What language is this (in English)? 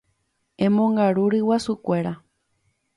Guarani